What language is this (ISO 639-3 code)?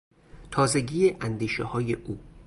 fas